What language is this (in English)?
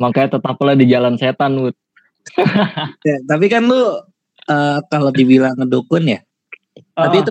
Indonesian